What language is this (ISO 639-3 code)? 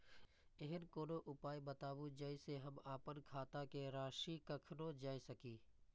mai